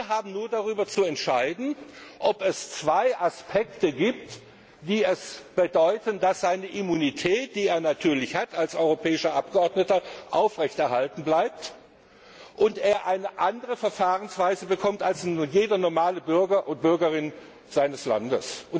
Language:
German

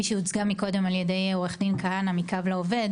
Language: Hebrew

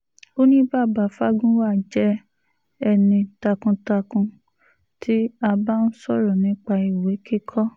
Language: Yoruba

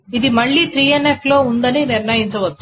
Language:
Telugu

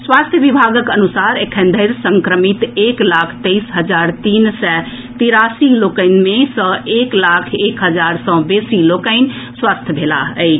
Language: Maithili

